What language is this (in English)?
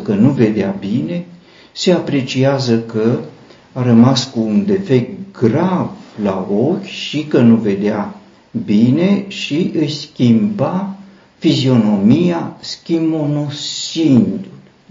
Romanian